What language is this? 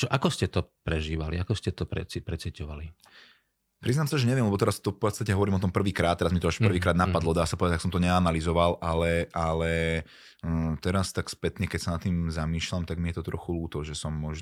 Slovak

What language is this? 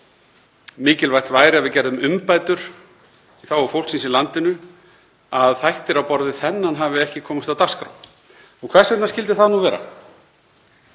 Icelandic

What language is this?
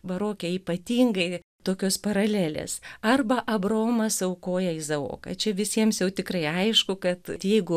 Lithuanian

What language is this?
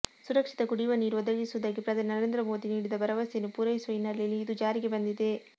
Kannada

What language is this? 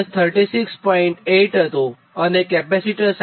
Gujarati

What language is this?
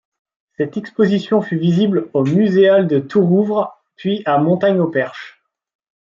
French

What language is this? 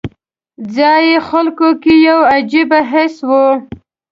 Pashto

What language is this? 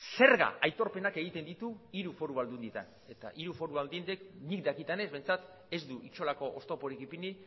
Basque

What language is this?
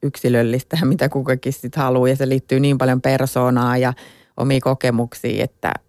Finnish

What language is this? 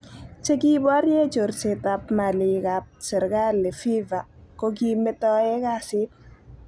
Kalenjin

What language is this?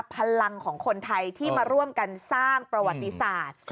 Thai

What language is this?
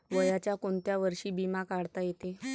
Marathi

